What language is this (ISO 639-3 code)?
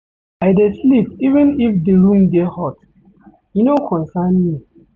pcm